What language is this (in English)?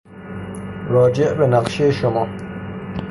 Persian